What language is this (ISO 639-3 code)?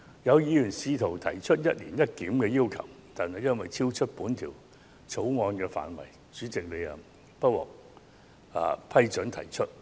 yue